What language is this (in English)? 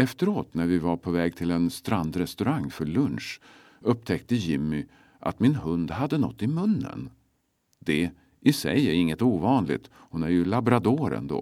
Swedish